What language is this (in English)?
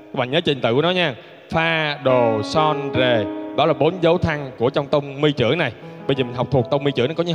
Vietnamese